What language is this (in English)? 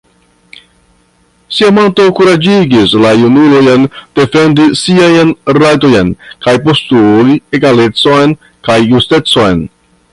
Esperanto